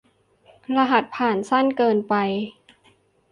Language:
Thai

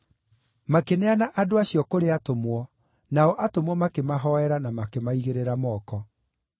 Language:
Kikuyu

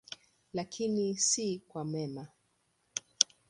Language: Swahili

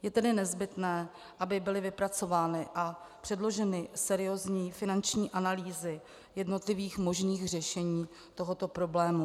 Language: Czech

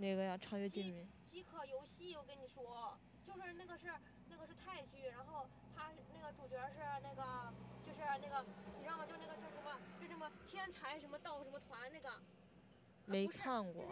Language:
Chinese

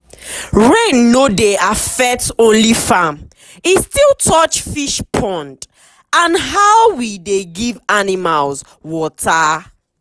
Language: Nigerian Pidgin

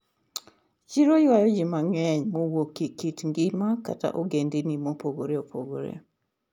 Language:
Luo (Kenya and Tanzania)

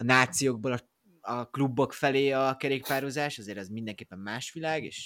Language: Hungarian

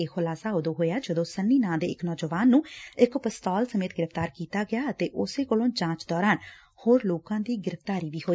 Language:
Punjabi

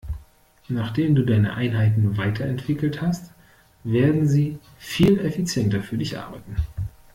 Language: German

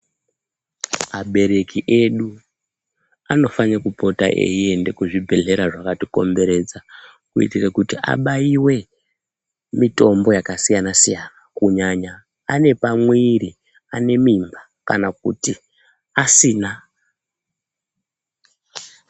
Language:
Ndau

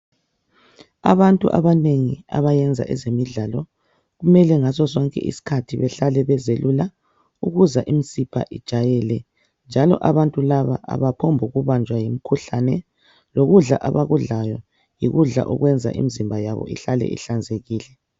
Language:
North Ndebele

